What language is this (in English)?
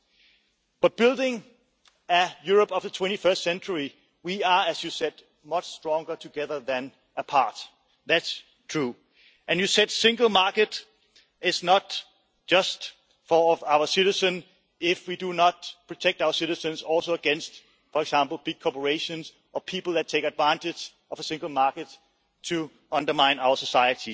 English